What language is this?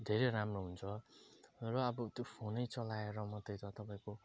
Nepali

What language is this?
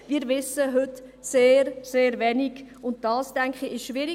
Swiss German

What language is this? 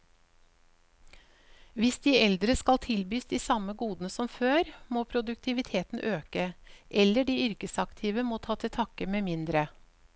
Norwegian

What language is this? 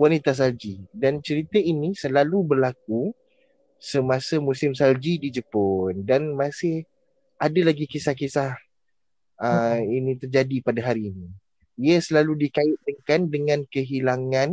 Malay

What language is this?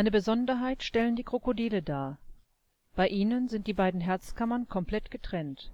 German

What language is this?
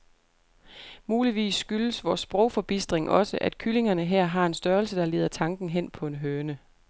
Danish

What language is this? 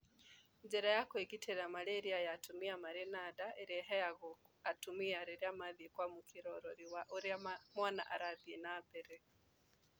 Kikuyu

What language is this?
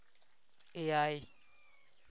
Santali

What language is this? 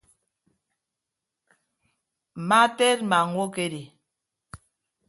Ibibio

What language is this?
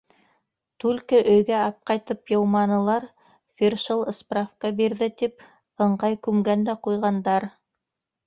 Bashkir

